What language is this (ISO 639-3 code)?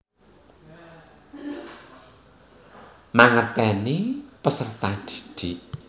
jav